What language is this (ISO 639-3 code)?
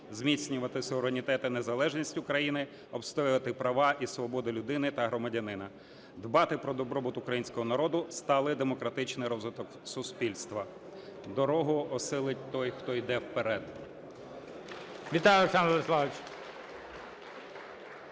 ukr